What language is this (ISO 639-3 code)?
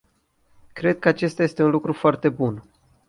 ron